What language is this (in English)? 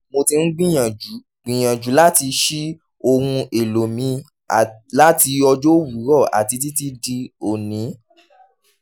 Yoruba